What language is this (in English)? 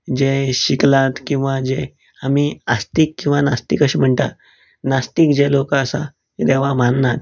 Konkani